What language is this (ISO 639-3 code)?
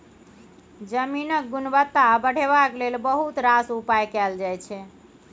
mai